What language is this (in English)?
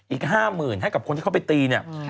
Thai